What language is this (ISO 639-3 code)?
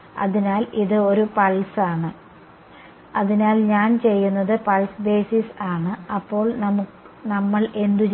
mal